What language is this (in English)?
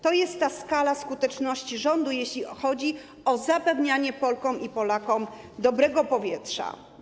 Polish